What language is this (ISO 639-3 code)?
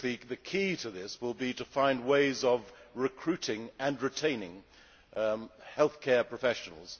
eng